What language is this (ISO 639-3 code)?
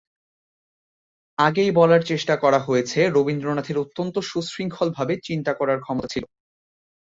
ben